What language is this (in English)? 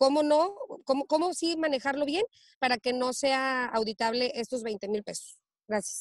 Spanish